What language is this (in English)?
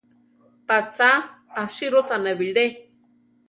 Central Tarahumara